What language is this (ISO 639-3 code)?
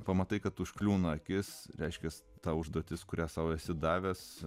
lit